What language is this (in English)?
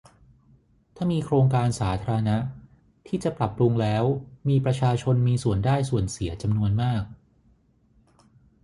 Thai